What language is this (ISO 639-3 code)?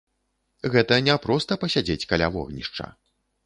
bel